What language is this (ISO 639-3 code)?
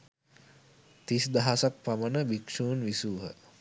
sin